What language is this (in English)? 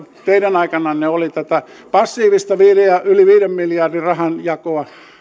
Finnish